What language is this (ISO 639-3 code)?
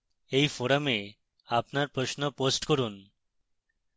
ben